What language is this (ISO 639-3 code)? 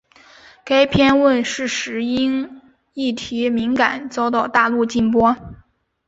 zho